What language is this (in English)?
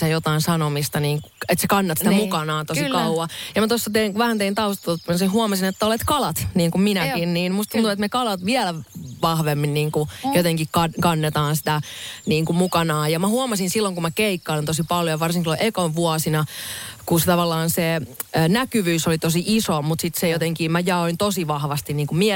Finnish